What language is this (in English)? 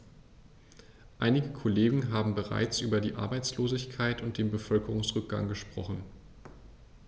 German